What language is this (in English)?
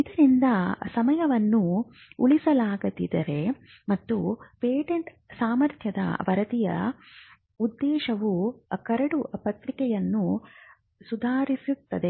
Kannada